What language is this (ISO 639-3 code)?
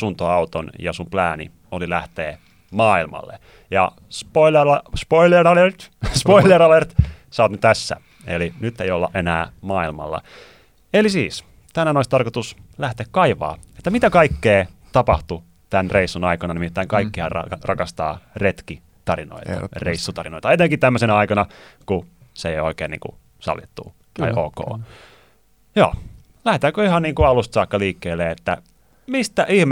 fin